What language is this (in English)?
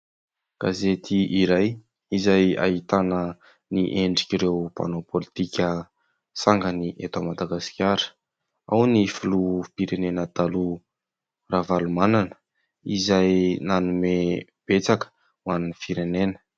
Malagasy